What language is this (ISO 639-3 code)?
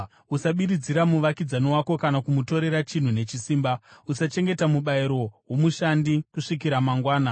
sna